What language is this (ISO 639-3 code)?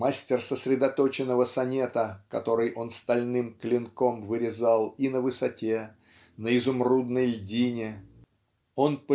rus